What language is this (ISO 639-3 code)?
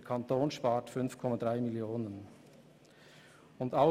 gsw